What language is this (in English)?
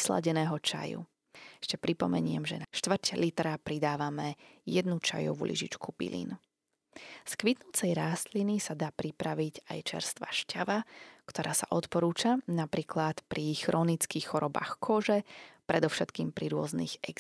Slovak